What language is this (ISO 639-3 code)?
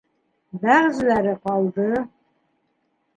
bak